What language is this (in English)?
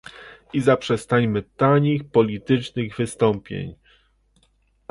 Polish